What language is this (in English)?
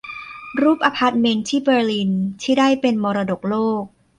Thai